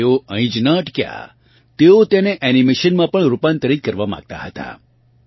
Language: Gujarati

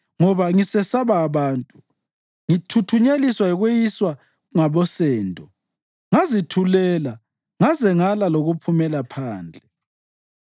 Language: North Ndebele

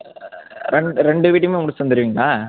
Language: Tamil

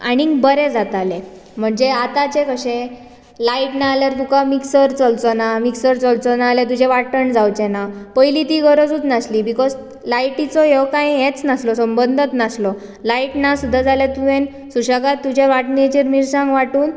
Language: Konkani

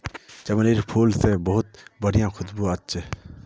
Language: Magahi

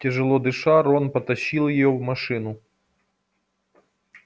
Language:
Russian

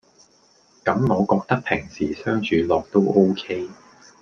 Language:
Cantonese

